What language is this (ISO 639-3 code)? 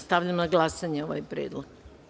srp